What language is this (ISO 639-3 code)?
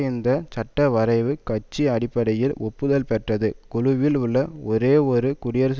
tam